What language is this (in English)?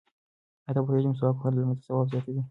Pashto